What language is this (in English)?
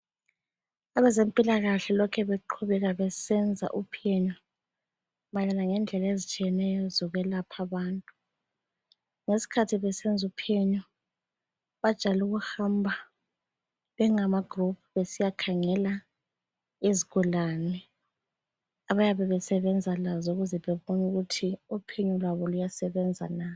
North Ndebele